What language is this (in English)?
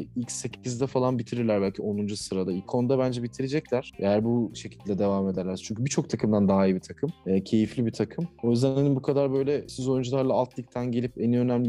Turkish